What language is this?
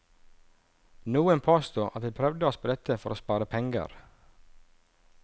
Norwegian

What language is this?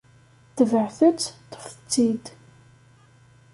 Kabyle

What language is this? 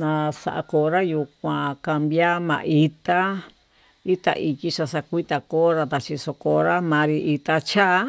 Tututepec Mixtec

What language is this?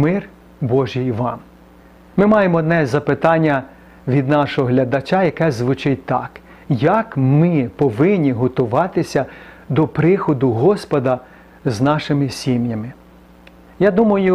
Ukrainian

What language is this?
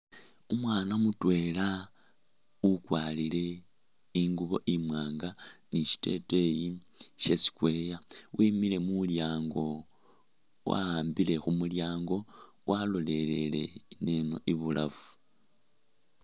Masaaba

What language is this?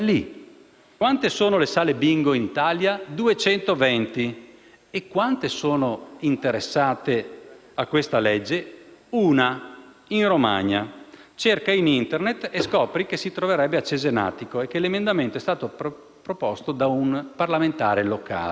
Italian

